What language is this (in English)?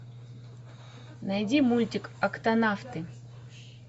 Russian